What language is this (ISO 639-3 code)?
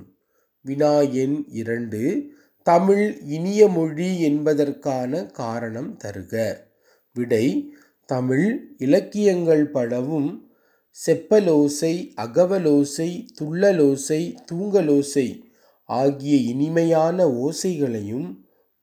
tam